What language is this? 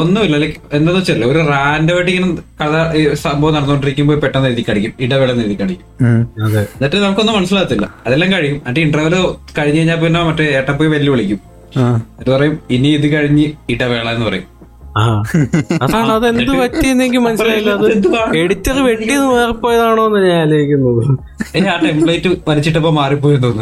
Malayalam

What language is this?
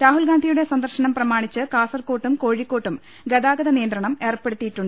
Malayalam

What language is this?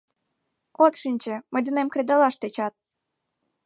Mari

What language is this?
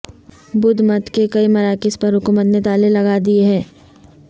Urdu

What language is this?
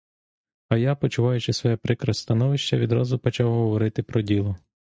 Ukrainian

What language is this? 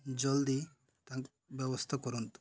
Odia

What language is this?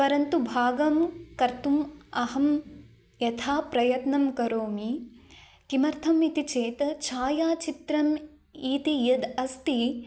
Sanskrit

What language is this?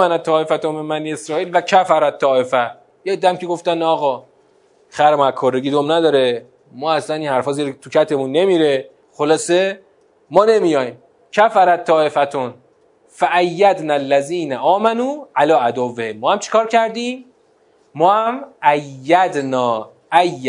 Persian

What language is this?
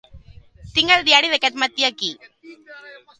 Catalan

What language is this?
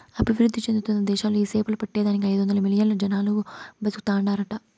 Telugu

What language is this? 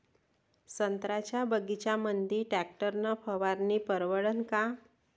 Marathi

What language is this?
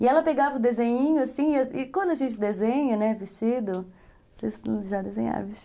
Portuguese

